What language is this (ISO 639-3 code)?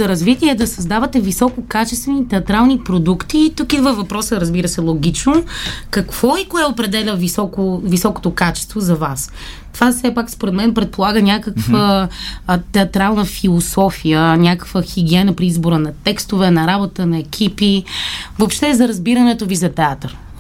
bul